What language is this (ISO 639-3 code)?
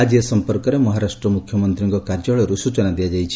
ori